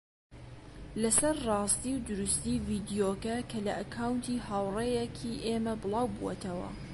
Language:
Central Kurdish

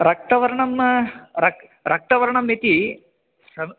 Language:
Sanskrit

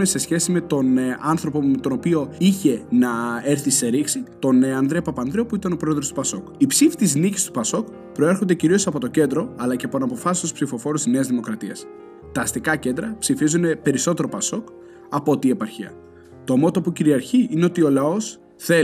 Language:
Greek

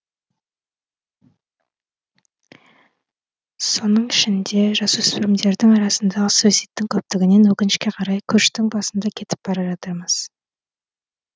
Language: Kazakh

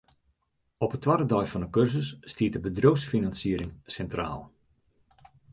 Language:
Western Frisian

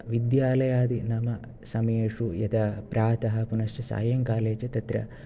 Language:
Sanskrit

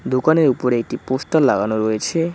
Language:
Bangla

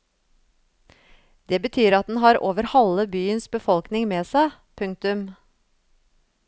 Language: Norwegian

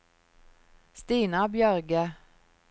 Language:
Norwegian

